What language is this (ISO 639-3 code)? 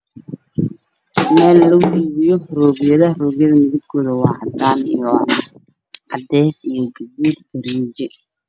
som